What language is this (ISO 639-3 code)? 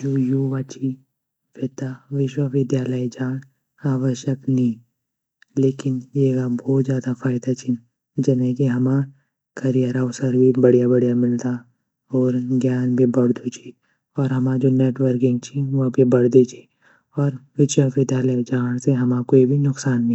gbm